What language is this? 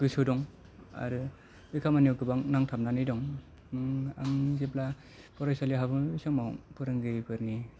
Bodo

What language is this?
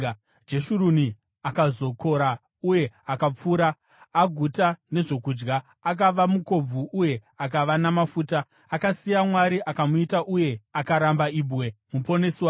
Shona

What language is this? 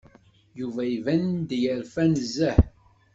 Kabyle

